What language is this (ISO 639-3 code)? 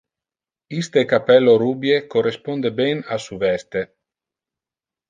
ina